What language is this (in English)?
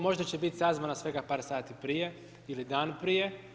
Croatian